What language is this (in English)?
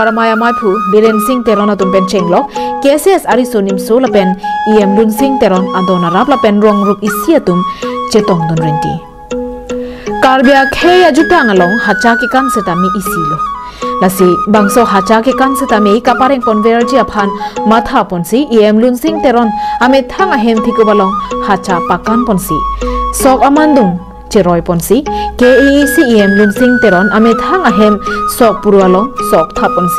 Thai